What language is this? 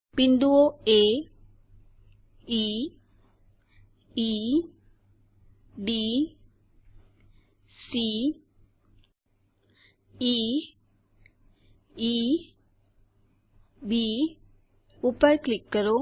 Gujarati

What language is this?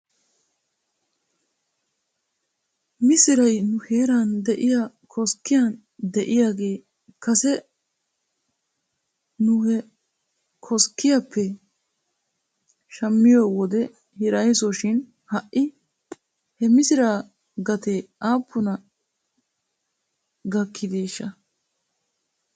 Wolaytta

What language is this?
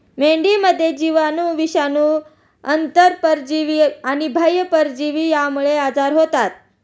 Marathi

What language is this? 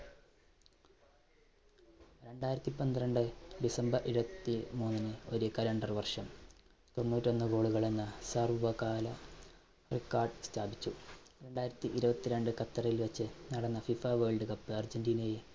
Malayalam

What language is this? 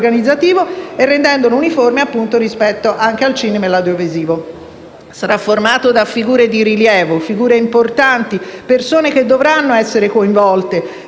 Italian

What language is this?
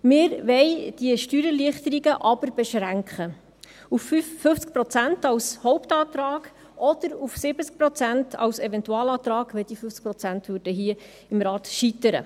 Swiss German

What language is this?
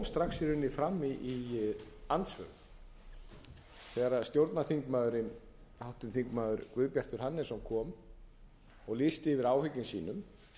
Icelandic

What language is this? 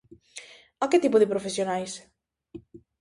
Galician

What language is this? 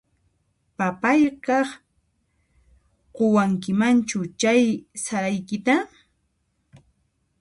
Puno Quechua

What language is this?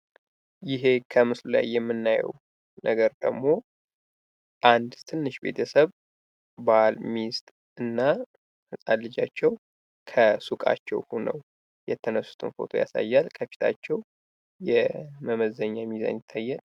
Amharic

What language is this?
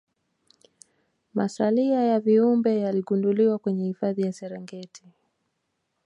Swahili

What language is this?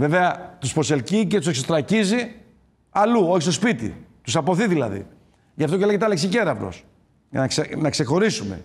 Greek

